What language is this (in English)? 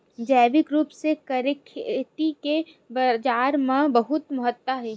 Chhattisgarhi